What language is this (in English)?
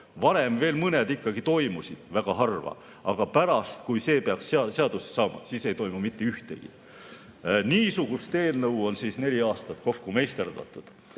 Estonian